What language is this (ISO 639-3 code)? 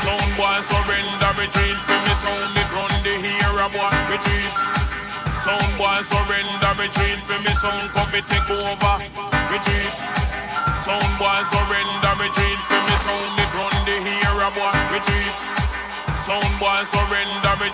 eng